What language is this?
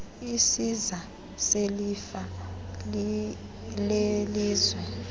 Xhosa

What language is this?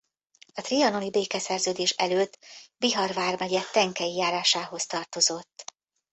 Hungarian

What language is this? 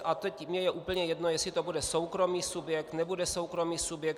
Czech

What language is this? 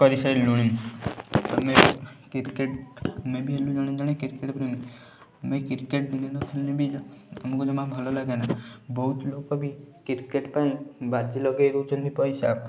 Odia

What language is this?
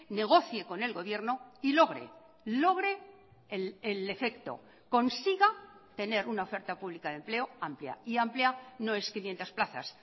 Spanish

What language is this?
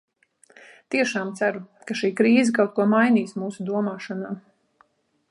Latvian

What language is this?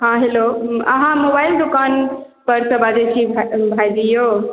Maithili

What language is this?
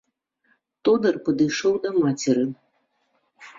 Belarusian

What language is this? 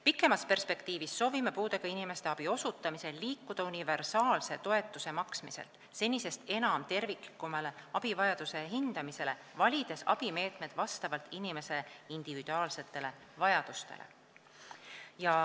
Estonian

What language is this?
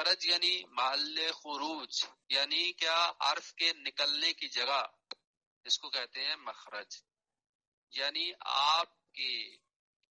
Arabic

